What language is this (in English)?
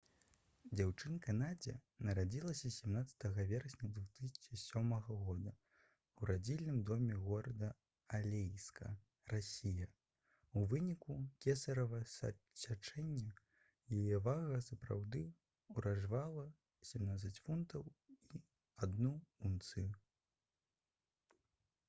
Belarusian